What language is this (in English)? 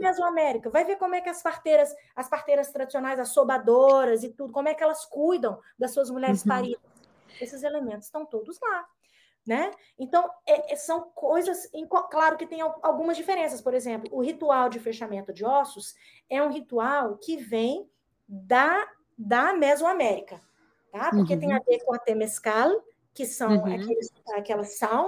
Portuguese